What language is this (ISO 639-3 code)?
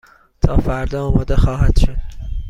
fas